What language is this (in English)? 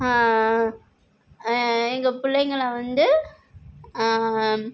Tamil